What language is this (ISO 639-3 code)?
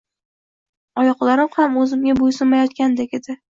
uzb